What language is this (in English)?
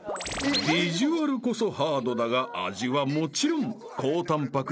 Japanese